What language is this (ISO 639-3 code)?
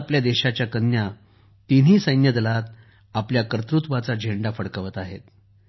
mar